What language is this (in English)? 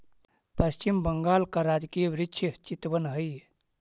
Magahi